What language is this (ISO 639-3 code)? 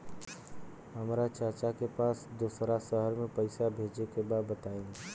bho